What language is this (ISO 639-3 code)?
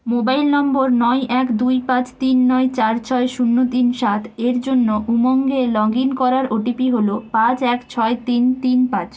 ben